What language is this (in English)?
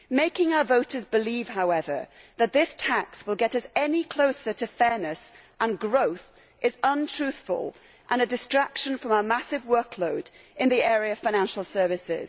English